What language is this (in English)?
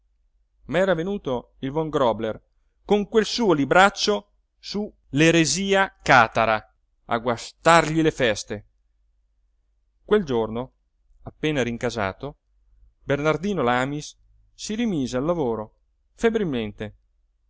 Italian